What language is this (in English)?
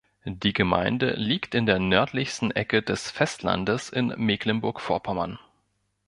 German